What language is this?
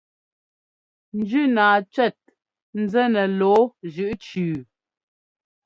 Ngomba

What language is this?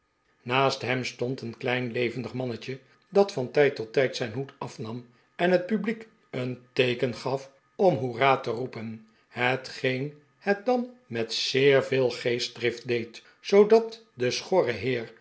Dutch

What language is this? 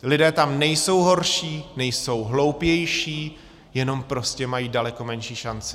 Czech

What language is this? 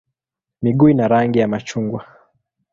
Swahili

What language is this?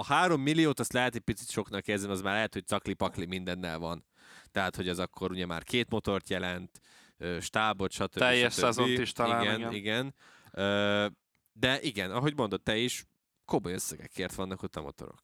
Hungarian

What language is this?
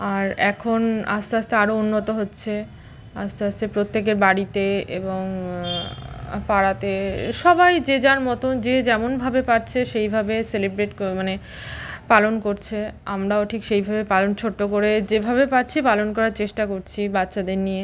Bangla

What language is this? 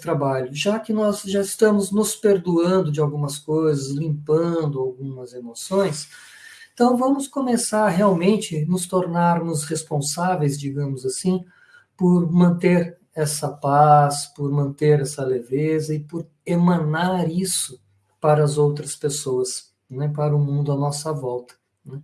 Portuguese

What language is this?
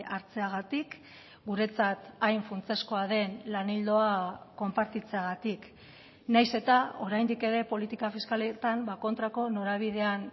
Basque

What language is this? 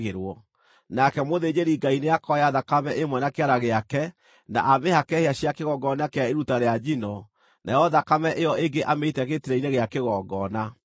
Kikuyu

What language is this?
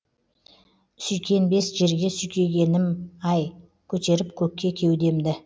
Kazakh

